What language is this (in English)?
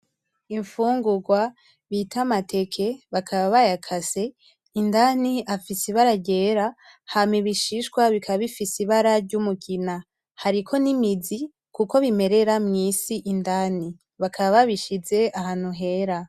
Rundi